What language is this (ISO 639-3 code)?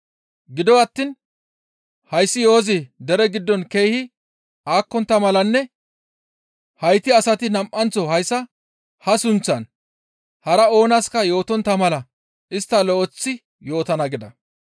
gmv